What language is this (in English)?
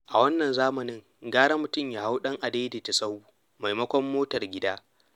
Hausa